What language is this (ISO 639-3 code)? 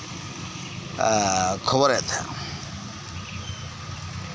sat